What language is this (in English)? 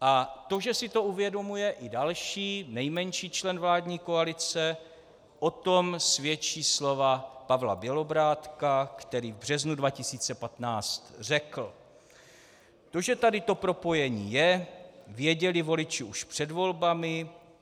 Czech